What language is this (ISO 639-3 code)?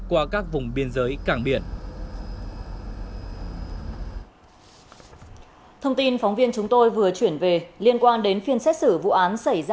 vie